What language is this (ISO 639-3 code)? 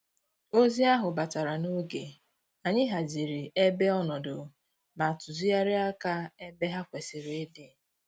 ibo